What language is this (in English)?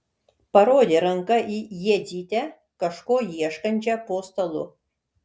Lithuanian